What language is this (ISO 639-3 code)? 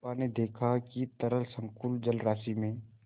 hin